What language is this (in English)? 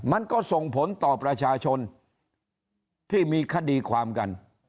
Thai